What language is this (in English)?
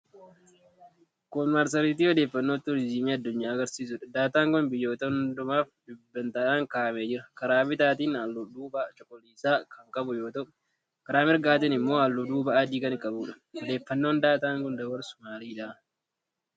Oromo